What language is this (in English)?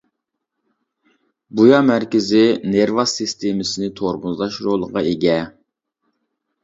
Uyghur